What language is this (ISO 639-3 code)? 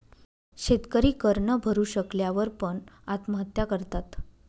mar